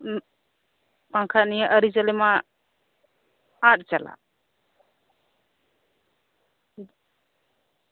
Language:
Santali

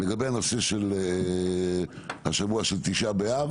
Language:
Hebrew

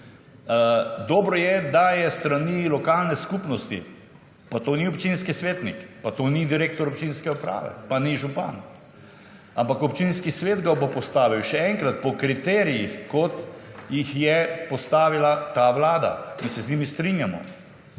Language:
Slovenian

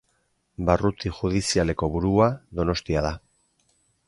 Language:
Basque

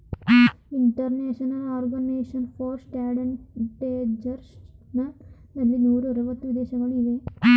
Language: Kannada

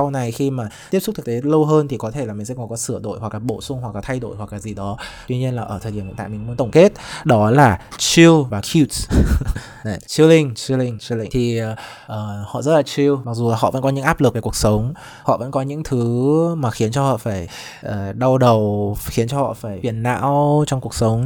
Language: Vietnamese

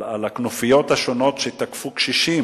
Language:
Hebrew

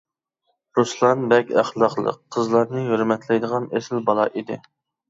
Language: Uyghur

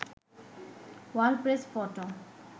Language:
Bangla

